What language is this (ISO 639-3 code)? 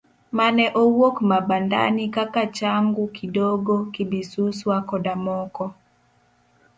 luo